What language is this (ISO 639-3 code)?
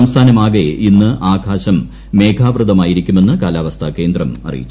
mal